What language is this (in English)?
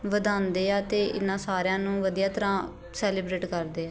Punjabi